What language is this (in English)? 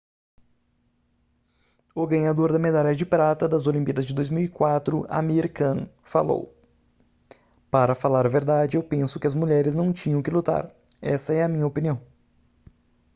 Portuguese